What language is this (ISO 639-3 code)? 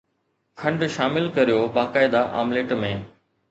snd